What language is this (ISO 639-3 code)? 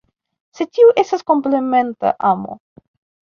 epo